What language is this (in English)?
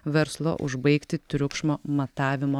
Lithuanian